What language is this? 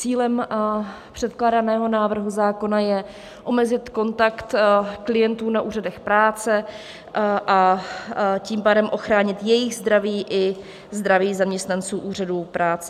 Czech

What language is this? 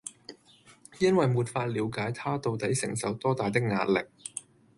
Cantonese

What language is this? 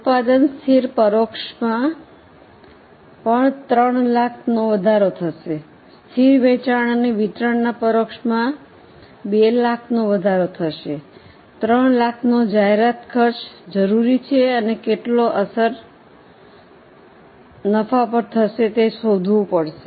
Gujarati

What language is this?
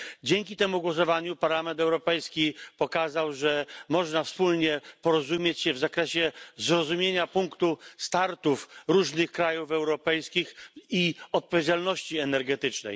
Polish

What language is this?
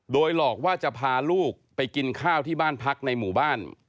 Thai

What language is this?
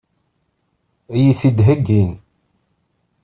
Kabyle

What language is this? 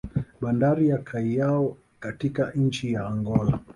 Swahili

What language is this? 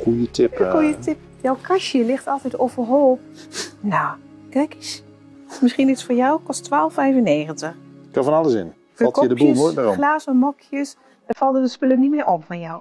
Dutch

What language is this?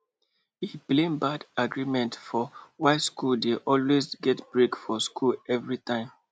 Nigerian Pidgin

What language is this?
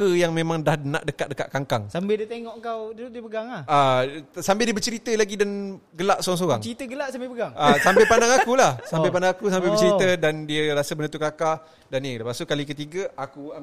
Malay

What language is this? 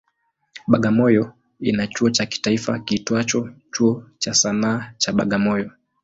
Swahili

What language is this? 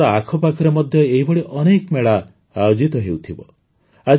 Odia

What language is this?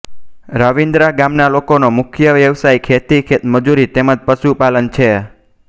Gujarati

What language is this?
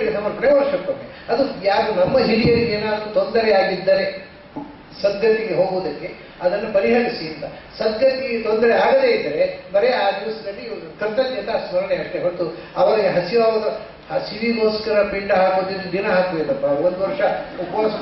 Arabic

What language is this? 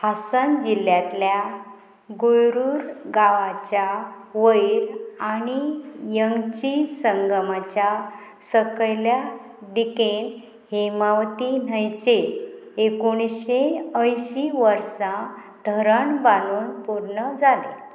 Konkani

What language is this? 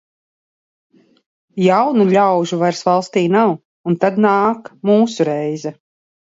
Latvian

